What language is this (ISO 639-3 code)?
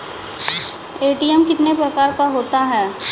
mai